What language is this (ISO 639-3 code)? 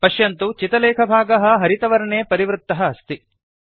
san